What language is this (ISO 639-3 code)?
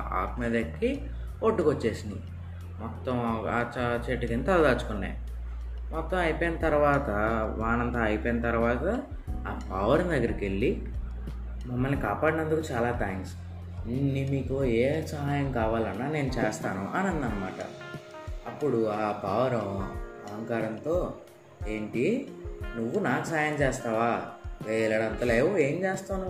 tel